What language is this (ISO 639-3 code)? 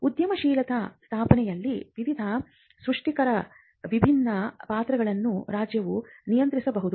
kan